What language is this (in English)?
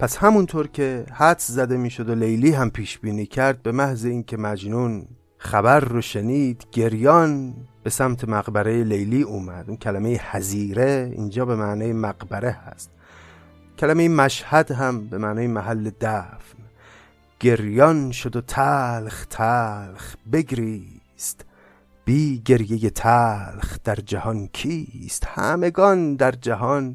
Persian